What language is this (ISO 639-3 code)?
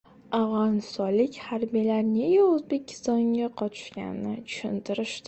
uzb